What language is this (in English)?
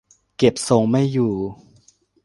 Thai